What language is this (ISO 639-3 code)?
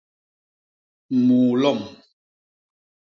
bas